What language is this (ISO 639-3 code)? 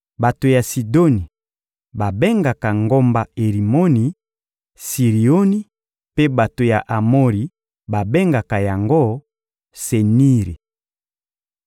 lin